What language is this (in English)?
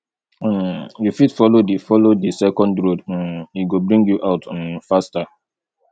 Nigerian Pidgin